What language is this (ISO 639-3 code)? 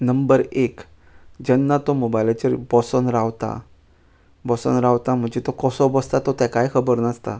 kok